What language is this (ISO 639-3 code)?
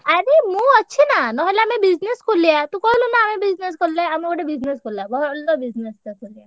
ori